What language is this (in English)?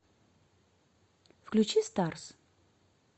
Russian